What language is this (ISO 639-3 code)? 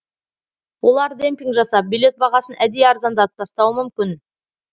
kaz